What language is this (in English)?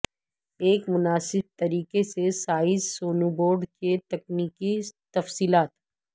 Urdu